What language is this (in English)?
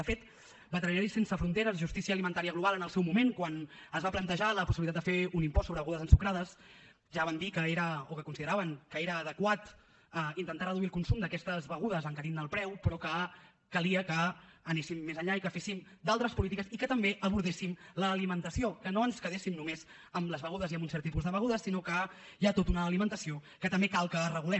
Catalan